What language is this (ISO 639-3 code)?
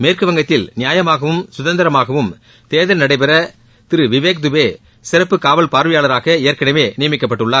tam